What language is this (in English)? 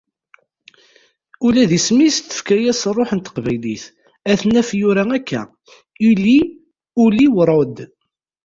Kabyle